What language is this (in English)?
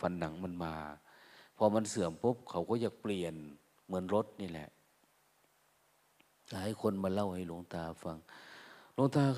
Thai